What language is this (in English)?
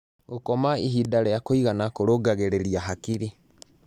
Kikuyu